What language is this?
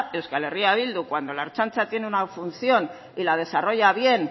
Spanish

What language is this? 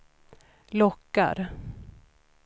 Swedish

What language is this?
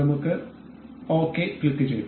Malayalam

